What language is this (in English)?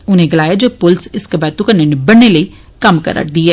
Dogri